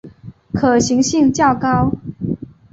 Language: Chinese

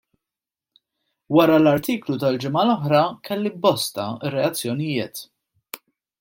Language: Maltese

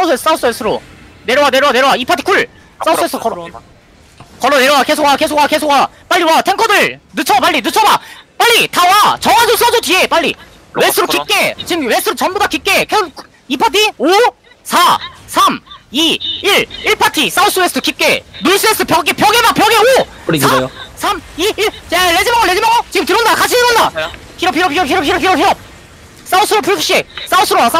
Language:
Korean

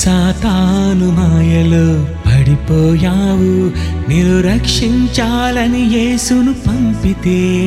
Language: Telugu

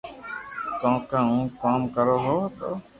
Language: Loarki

